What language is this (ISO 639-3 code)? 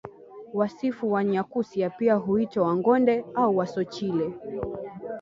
swa